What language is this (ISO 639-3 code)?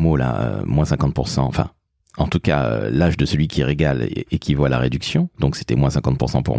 fra